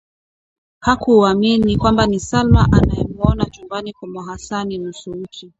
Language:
Swahili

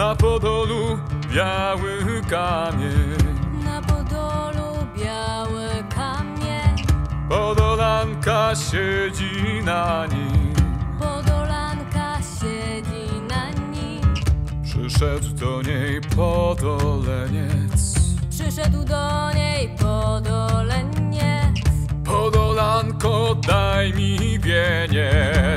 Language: Polish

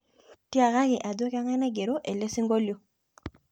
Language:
Masai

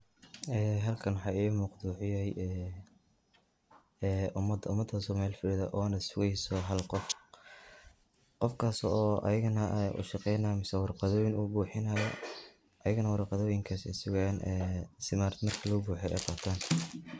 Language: Somali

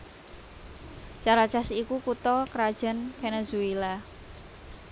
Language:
Javanese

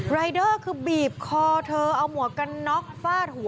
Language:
Thai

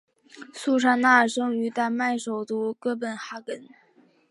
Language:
Chinese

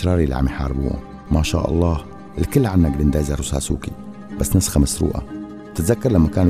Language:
Arabic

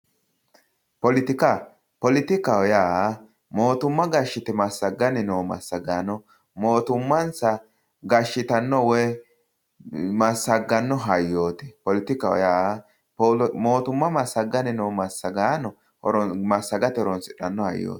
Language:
Sidamo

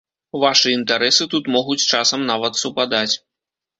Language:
Belarusian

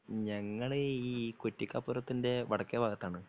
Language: Malayalam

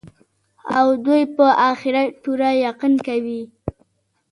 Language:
Pashto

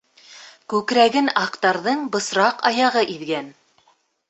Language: Bashkir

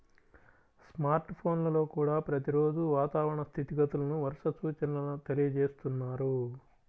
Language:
Telugu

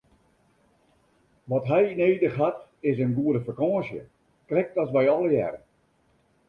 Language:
Western Frisian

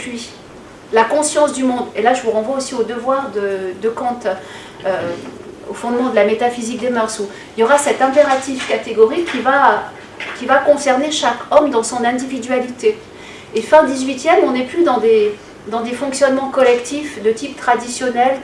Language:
French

